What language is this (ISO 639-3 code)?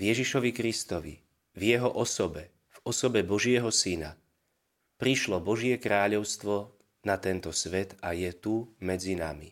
slk